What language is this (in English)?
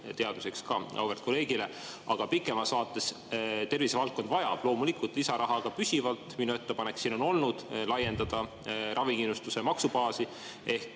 Estonian